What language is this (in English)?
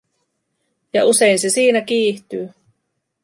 Finnish